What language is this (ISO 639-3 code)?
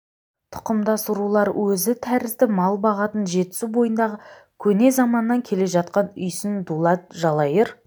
kaz